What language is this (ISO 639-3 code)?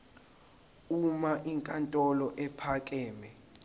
zul